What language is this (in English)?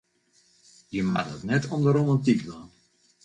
Western Frisian